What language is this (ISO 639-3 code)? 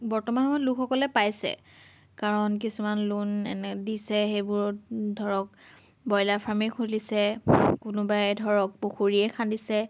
asm